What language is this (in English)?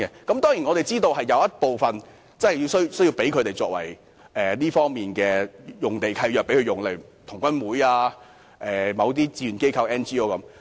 Cantonese